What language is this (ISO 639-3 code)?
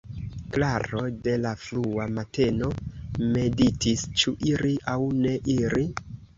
epo